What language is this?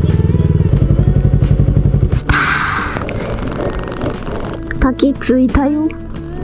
Japanese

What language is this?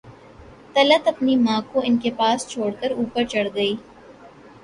Urdu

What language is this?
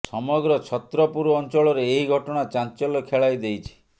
Odia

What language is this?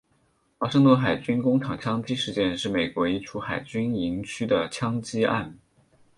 Chinese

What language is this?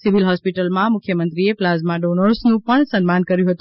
Gujarati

